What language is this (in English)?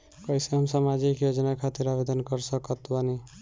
Bhojpuri